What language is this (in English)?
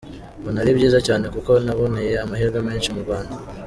Kinyarwanda